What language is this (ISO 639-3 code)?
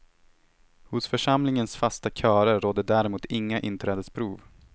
swe